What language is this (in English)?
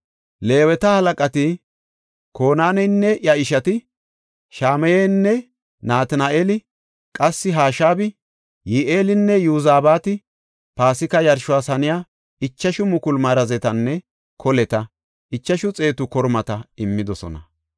Gofa